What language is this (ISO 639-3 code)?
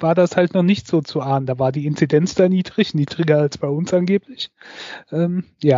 deu